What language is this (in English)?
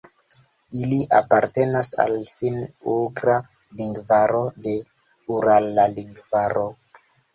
Esperanto